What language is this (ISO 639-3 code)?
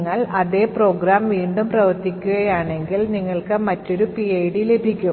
mal